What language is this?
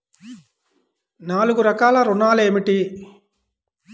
Telugu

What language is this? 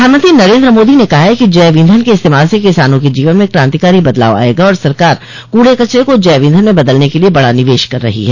Hindi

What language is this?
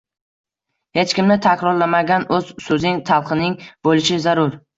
Uzbek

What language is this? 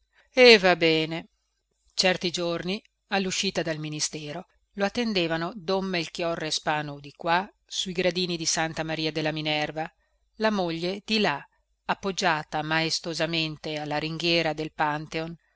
Italian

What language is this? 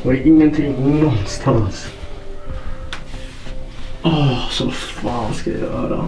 Swedish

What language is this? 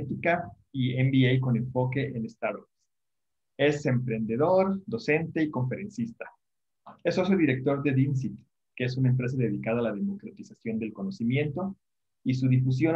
Spanish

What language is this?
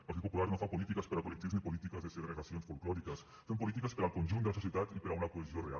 Catalan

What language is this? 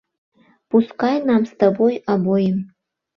Mari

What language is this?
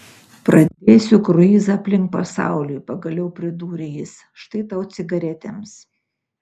Lithuanian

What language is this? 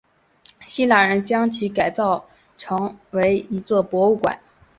Chinese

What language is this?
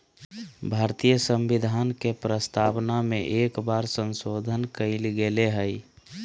Magahi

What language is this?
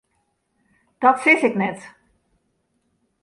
Western Frisian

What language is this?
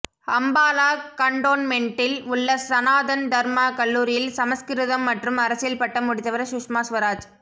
Tamil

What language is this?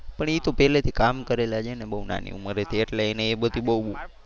Gujarati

